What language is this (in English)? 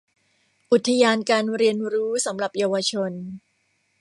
Thai